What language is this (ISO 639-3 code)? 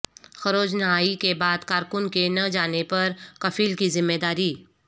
urd